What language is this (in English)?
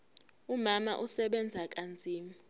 Zulu